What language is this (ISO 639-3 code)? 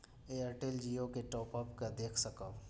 mai